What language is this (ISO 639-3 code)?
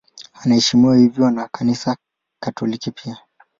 swa